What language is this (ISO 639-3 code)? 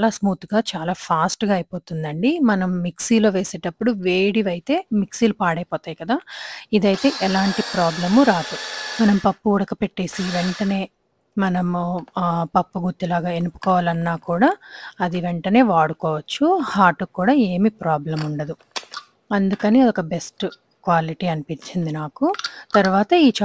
tel